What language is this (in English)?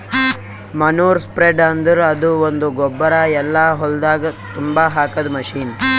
Kannada